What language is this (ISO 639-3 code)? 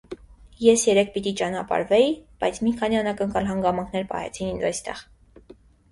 hye